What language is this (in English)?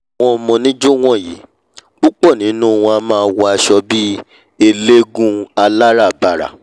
Yoruba